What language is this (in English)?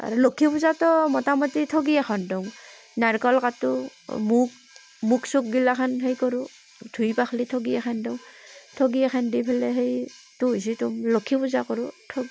Assamese